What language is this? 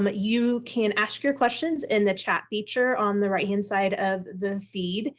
English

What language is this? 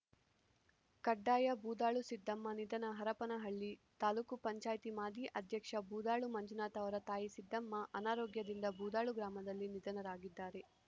Kannada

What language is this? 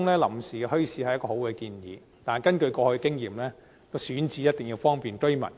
Cantonese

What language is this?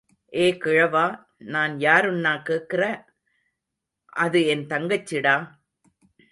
Tamil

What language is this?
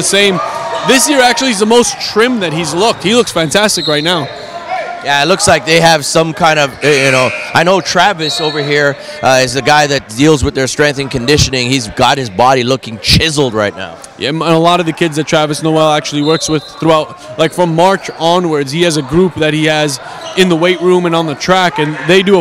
English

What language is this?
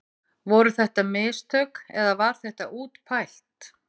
Icelandic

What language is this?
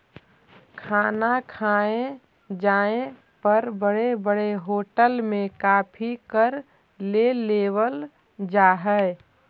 Magahi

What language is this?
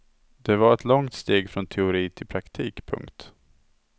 Swedish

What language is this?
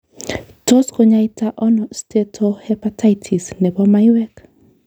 Kalenjin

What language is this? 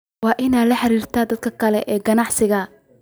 Somali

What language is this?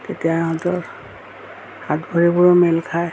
Assamese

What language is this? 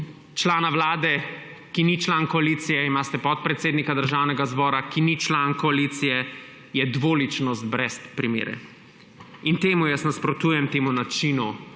Slovenian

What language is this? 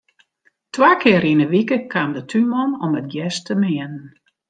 Western Frisian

